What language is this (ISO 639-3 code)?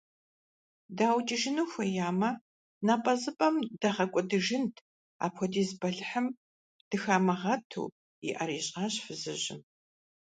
kbd